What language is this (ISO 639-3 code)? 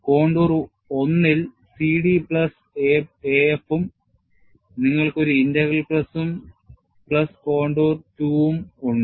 mal